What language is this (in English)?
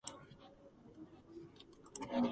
Georgian